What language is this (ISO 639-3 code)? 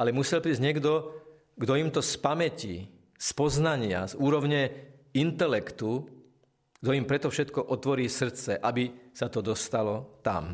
slk